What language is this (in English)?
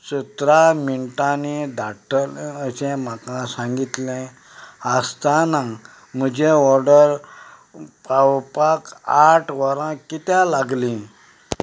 Konkani